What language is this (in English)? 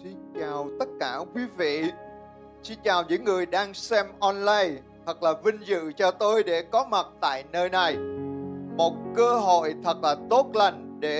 Vietnamese